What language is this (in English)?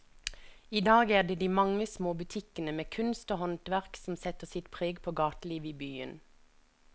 Norwegian